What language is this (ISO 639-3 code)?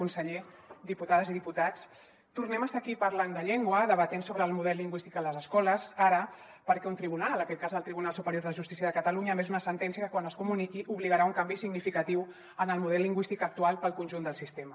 cat